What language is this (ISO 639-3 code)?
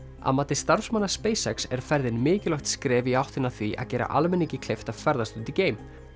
isl